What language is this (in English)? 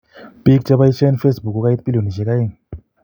Kalenjin